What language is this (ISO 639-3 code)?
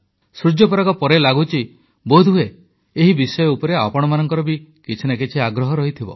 ori